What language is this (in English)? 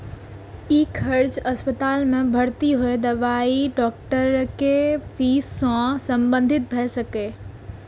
Maithili